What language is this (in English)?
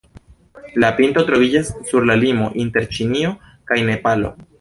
Esperanto